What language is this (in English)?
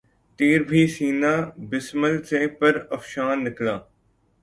Urdu